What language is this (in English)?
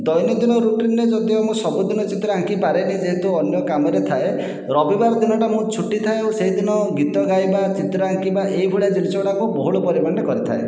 Odia